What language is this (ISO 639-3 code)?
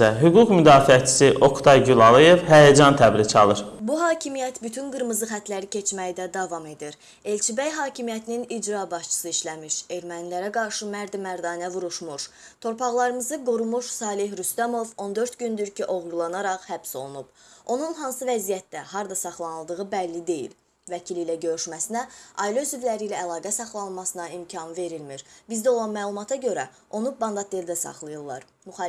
aze